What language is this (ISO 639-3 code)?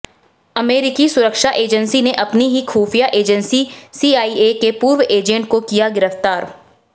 hin